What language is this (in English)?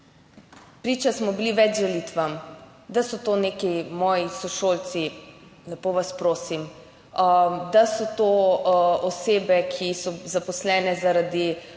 Slovenian